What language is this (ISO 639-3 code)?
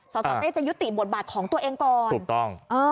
tha